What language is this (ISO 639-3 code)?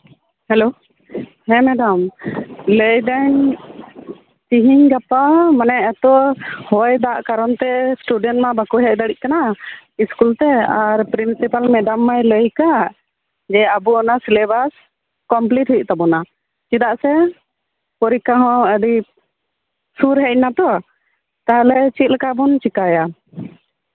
sat